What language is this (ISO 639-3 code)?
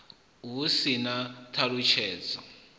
ven